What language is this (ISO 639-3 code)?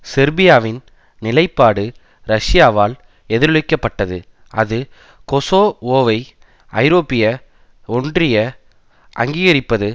tam